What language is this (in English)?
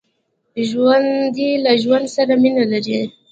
Pashto